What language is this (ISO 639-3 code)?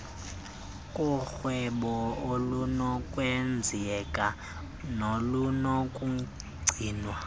xho